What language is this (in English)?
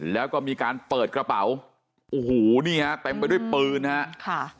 Thai